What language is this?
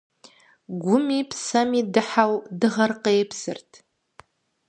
Kabardian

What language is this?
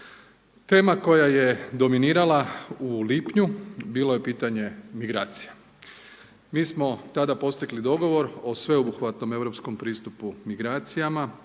Croatian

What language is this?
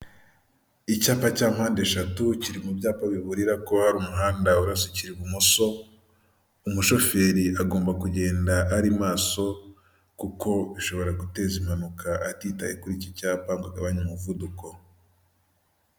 Kinyarwanda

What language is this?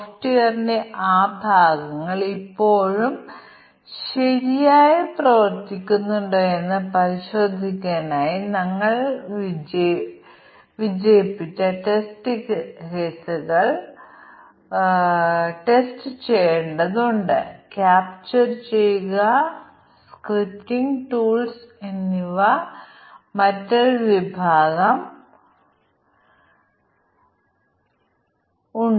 Malayalam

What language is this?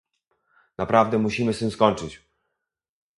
Polish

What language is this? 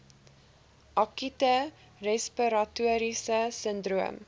Afrikaans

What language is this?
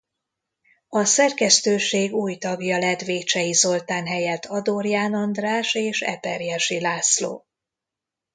Hungarian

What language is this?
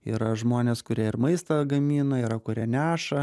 Lithuanian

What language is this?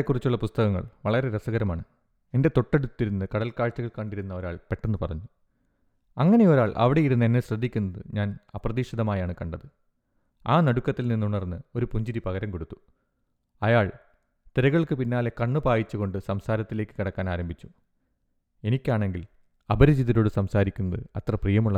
Malayalam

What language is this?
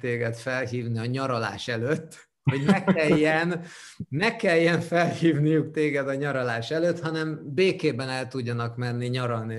Hungarian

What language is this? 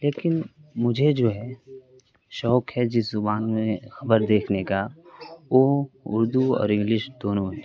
Urdu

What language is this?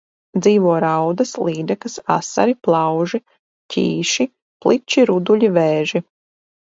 Latvian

